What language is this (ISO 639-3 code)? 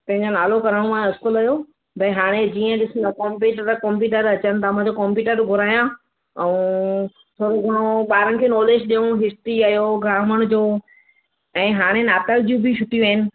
snd